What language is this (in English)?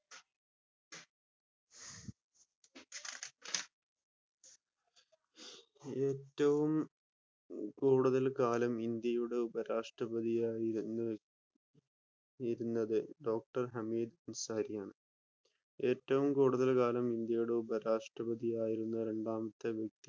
Malayalam